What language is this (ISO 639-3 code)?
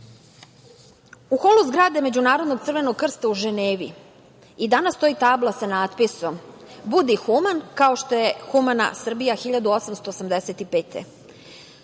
srp